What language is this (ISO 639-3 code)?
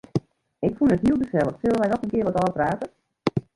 fry